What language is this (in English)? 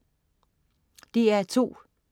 Danish